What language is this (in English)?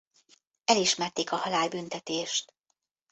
Hungarian